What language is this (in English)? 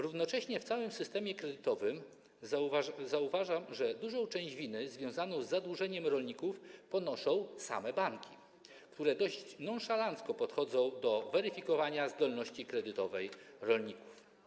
Polish